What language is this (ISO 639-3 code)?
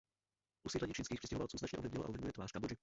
ces